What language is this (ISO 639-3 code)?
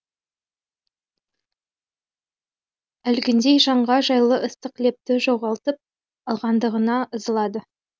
kaz